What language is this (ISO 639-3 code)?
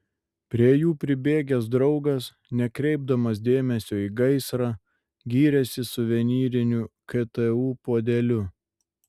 lit